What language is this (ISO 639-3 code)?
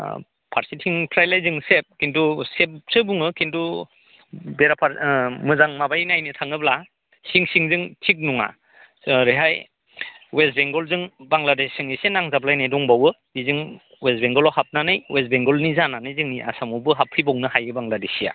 brx